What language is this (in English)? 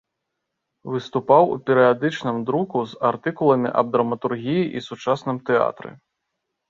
Belarusian